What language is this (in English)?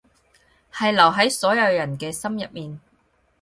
Cantonese